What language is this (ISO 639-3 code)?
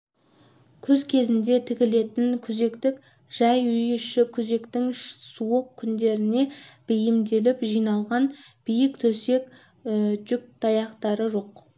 kaz